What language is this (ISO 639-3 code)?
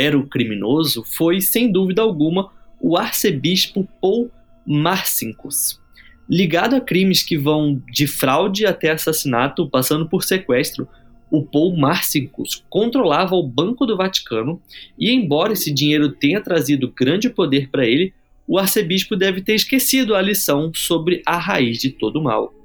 por